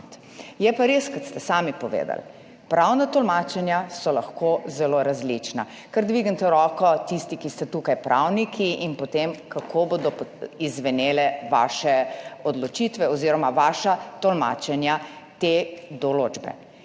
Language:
Slovenian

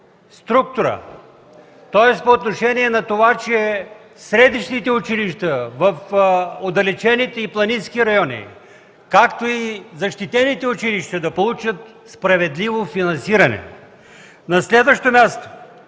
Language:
Bulgarian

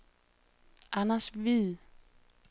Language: Danish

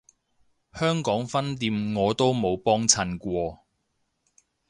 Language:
Cantonese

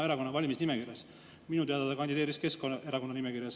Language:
Estonian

